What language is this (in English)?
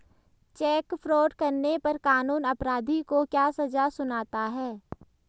Hindi